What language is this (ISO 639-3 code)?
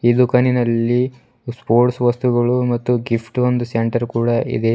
kan